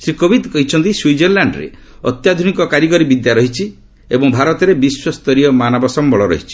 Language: Odia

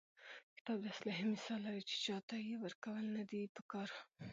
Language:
Pashto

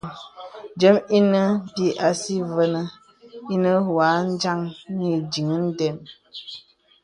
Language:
Bebele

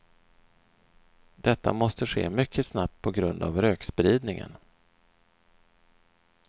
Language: Swedish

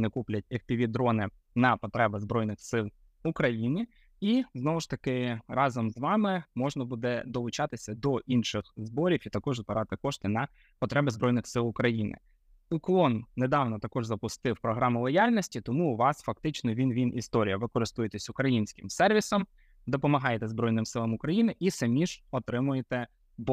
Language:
Ukrainian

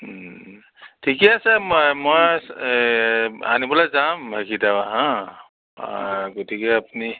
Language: Assamese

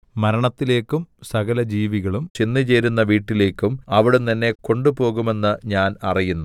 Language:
Malayalam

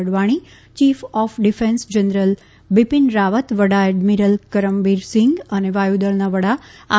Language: Gujarati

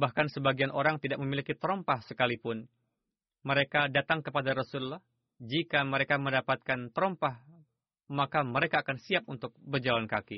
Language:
Indonesian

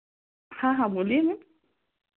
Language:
Hindi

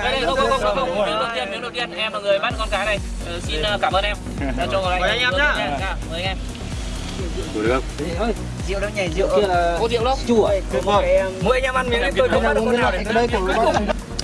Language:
Vietnamese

